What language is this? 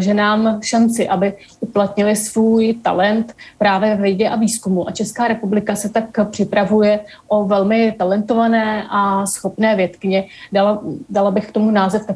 Czech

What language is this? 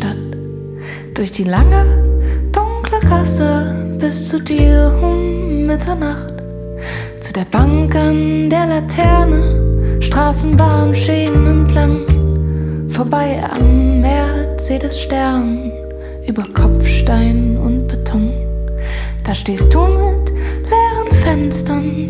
Ukrainian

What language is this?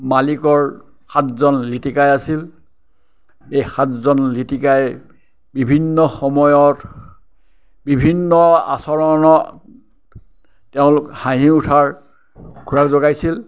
Assamese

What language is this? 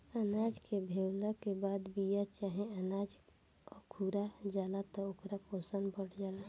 Bhojpuri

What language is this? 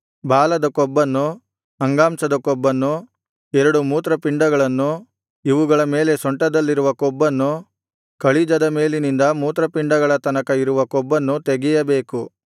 Kannada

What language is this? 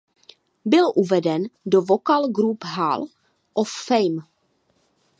Czech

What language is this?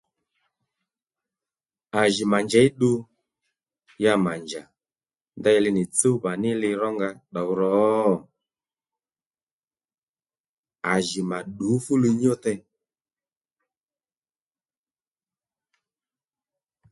Lendu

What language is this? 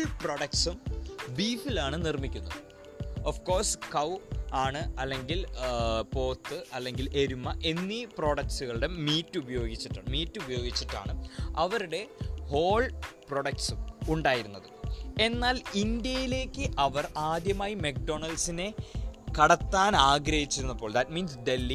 Malayalam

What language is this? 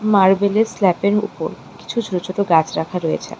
Bangla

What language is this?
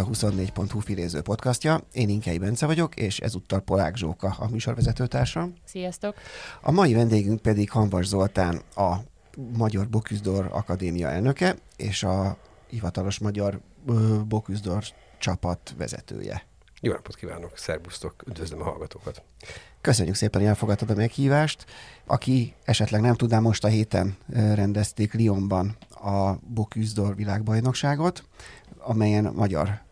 Hungarian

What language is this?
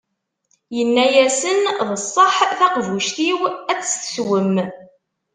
Kabyle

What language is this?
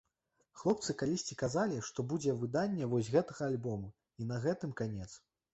Belarusian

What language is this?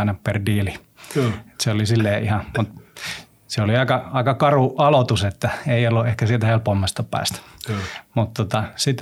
Finnish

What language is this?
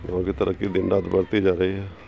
Urdu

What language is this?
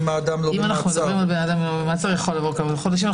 Hebrew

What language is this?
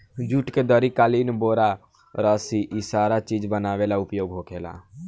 Bhojpuri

